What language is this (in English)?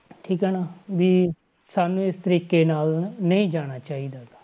Punjabi